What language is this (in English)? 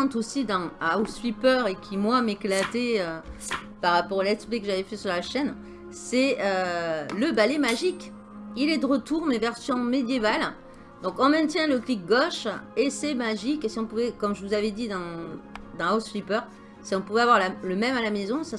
French